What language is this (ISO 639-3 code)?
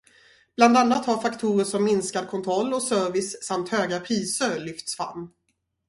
swe